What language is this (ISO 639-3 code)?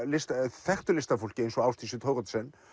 isl